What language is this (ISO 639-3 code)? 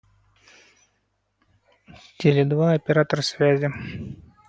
rus